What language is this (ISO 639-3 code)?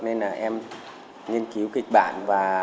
vie